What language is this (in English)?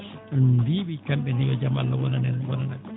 Fula